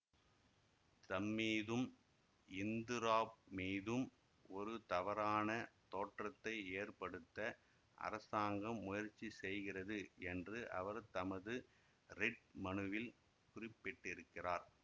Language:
Tamil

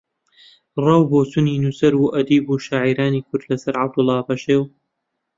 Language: Central Kurdish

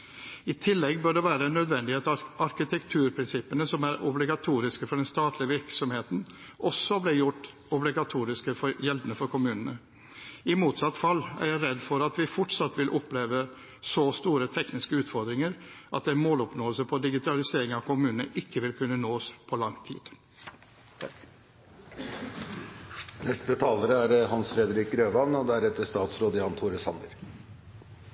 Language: Norwegian Bokmål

